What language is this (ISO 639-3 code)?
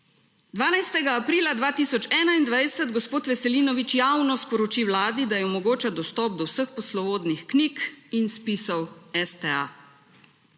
slv